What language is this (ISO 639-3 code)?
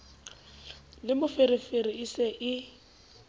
sot